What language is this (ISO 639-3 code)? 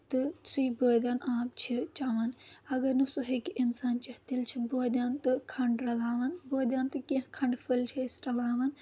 kas